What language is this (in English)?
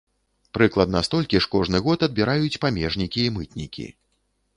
Belarusian